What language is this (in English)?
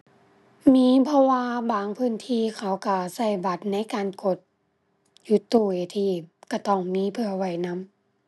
Thai